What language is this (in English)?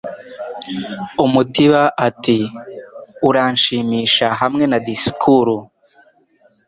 Kinyarwanda